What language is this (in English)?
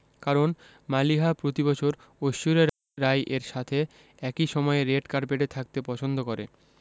Bangla